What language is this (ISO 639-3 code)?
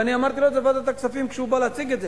heb